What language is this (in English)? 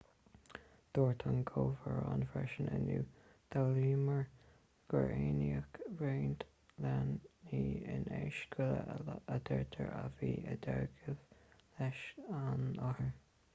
Irish